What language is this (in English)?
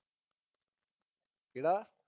Punjabi